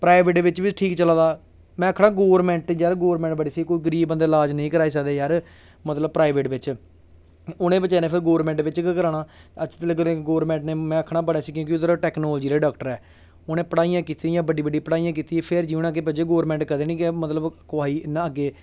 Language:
Dogri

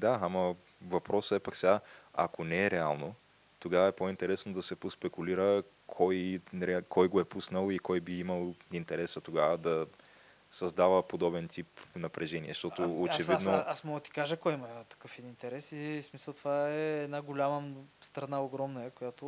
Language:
Bulgarian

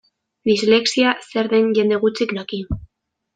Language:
Basque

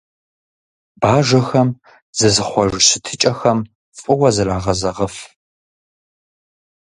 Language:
Kabardian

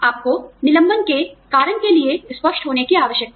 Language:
Hindi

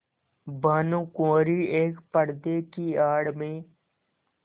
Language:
Hindi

